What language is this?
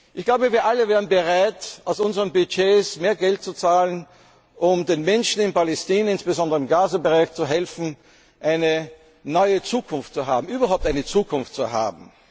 German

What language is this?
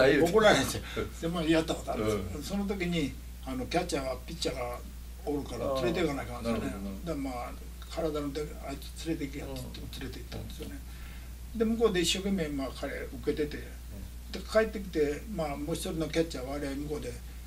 Japanese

